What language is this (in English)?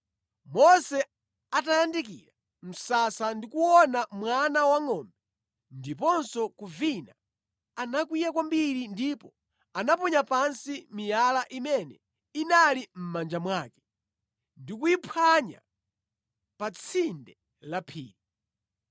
Nyanja